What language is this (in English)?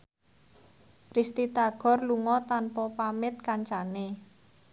Javanese